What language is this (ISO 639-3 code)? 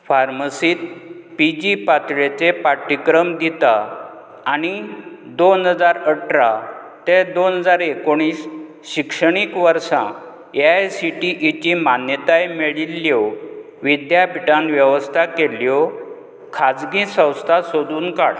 kok